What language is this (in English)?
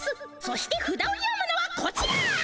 Japanese